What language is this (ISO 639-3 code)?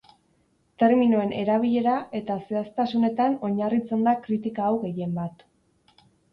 eus